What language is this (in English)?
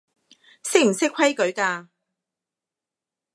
Cantonese